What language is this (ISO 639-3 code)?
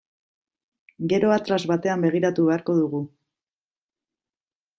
eus